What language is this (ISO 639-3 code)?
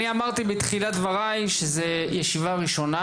heb